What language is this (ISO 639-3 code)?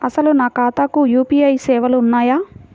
tel